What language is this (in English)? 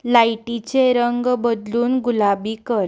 Konkani